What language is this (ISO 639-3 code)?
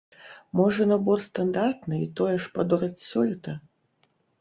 bel